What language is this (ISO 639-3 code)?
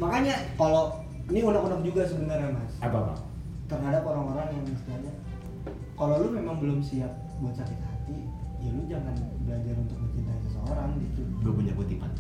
ind